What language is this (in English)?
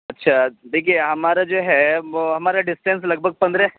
Urdu